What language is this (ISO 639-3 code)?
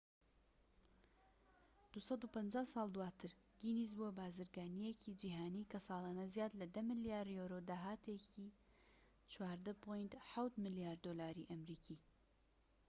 ckb